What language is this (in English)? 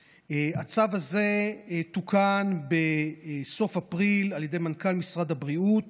Hebrew